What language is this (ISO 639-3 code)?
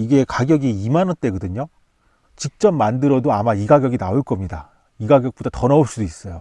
kor